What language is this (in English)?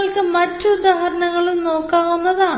Malayalam